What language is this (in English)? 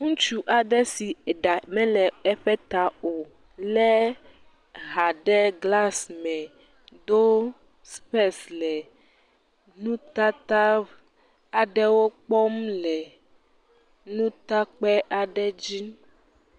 Ewe